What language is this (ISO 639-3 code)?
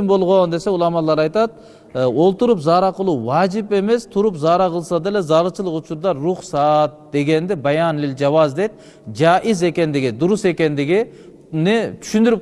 tur